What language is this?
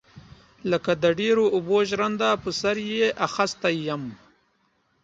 Pashto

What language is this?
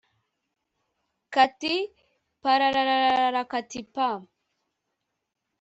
Kinyarwanda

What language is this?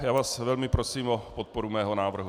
Czech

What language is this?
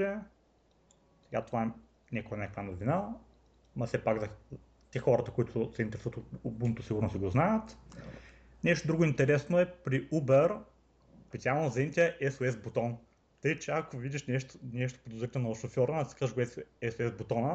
Bulgarian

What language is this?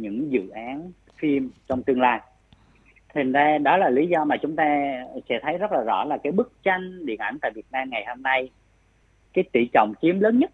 Vietnamese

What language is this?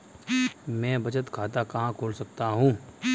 Hindi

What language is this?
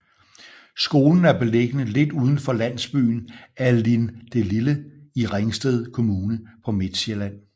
Danish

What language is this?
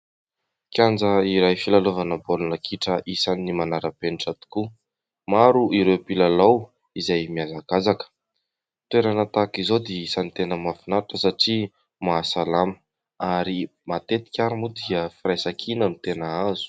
Malagasy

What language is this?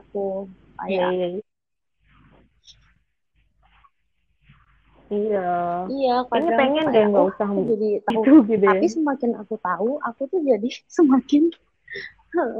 Indonesian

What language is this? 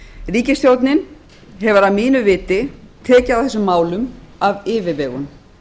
Icelandic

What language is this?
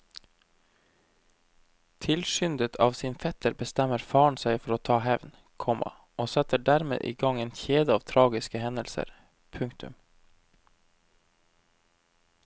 Norwegian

